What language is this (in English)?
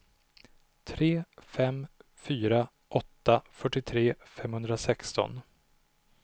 Swedish